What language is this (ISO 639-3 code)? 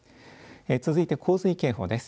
jpn